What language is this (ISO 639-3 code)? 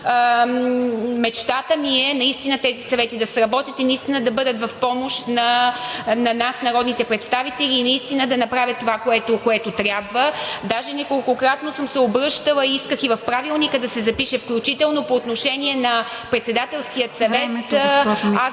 bul